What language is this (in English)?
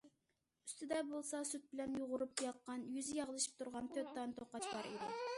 Uyghur